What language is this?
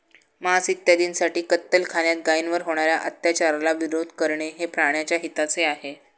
Marathi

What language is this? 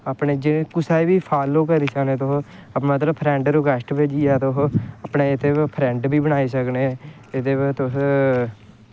Dogri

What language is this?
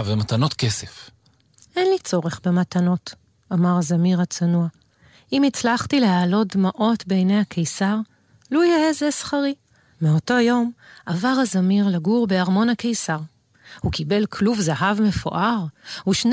Hebrew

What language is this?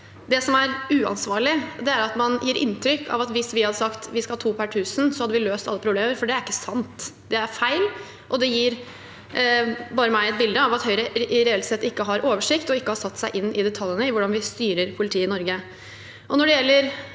Norwegian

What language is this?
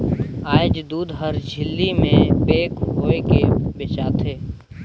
Chhattisgarhi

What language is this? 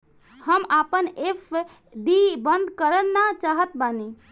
Bhojpuri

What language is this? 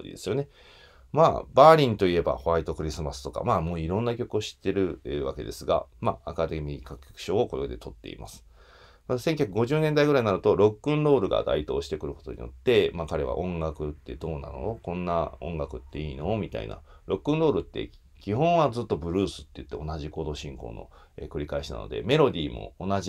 Japanese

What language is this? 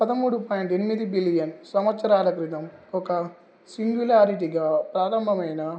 Telugu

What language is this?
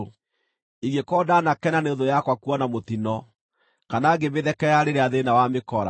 Kikuyu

